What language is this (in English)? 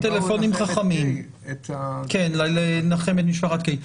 Hebrew